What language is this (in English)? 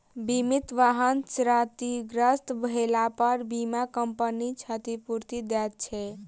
Maithili